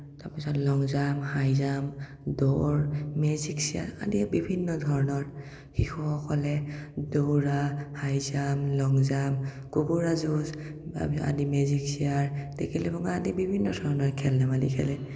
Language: Assamese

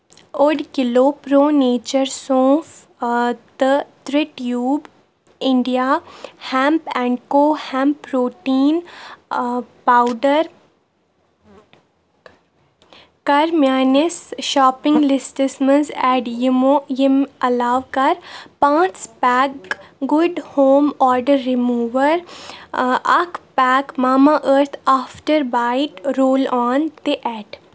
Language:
Kashmiri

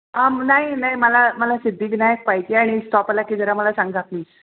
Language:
Marathi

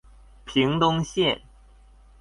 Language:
Chinese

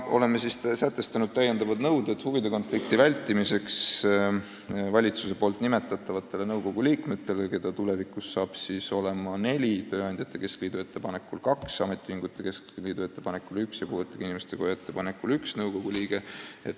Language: Estonian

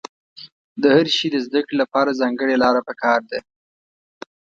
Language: Pashto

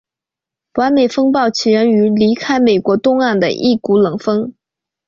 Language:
Chinese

